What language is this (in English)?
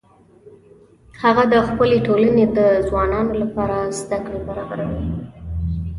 Pashto